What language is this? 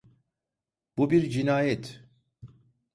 Turkish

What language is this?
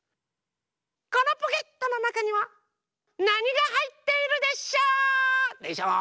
Japanese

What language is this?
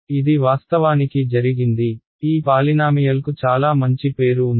Telugu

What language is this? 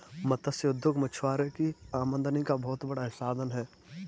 Hindi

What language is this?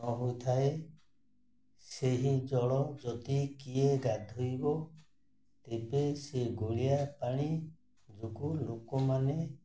Odia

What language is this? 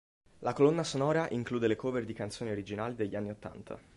Italian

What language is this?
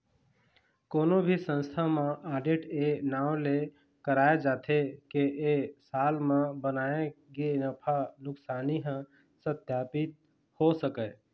Chhattisgarhi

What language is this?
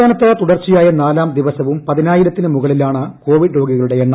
Malayalam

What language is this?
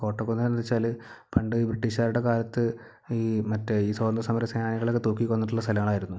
Malayalam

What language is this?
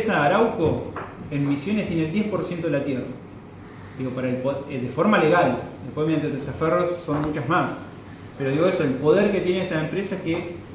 Spanish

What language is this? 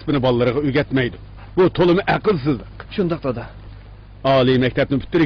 Arabic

